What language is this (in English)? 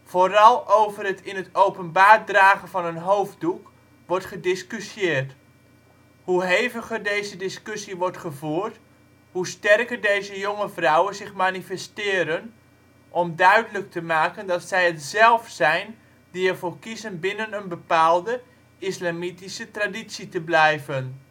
Dutch